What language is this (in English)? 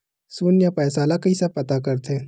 Chhattisgarhi